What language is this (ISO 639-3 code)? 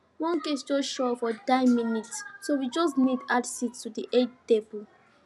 pcm